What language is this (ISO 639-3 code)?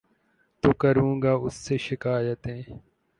urd